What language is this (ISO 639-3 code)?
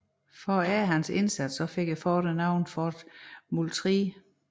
dan